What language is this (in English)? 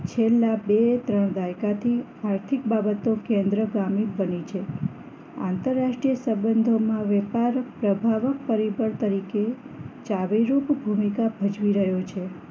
Gujarati